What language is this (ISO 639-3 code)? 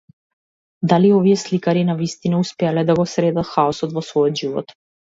mkd